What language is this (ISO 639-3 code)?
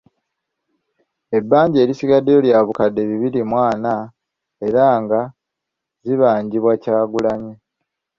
lug